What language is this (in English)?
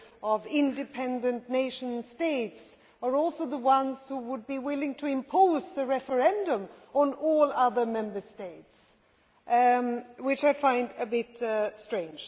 English